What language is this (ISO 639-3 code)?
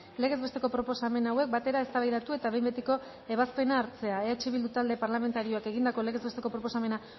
eus